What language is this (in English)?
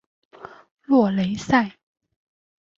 Chinese